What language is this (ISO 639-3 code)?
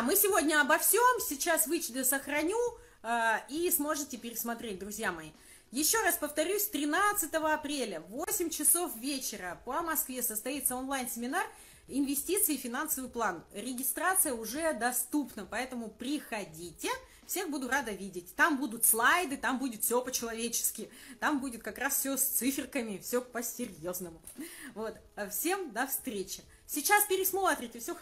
rus